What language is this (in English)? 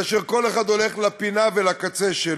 Hebrew